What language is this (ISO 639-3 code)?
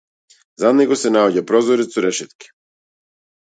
mkd